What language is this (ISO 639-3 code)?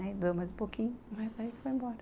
por